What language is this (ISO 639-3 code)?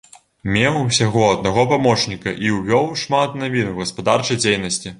bel